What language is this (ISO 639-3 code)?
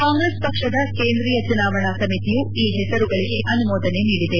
kan